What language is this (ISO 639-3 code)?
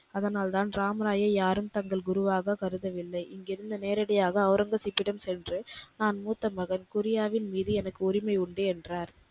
tam